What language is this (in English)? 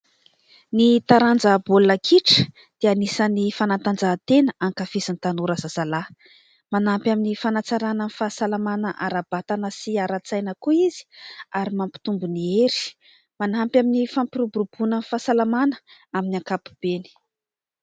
Malagasy